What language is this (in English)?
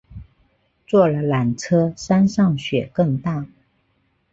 Chinese